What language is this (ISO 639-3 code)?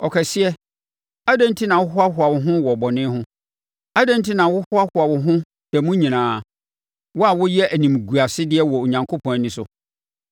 aka